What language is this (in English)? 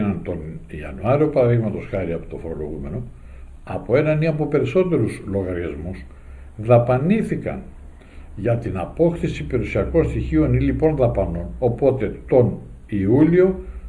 Greek